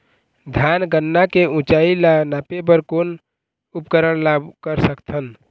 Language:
Chhattisgarhi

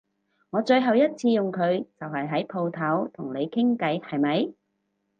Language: Cantonese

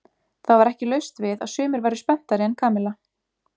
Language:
Icelandic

